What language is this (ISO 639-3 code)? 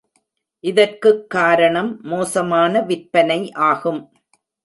tam